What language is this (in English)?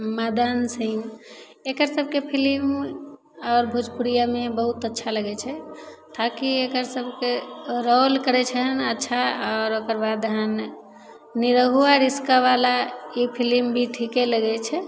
Maithili